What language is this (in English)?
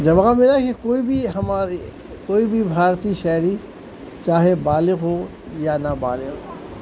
Urdu